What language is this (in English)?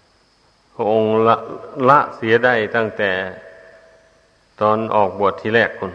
Thai